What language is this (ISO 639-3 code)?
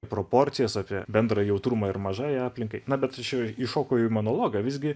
lit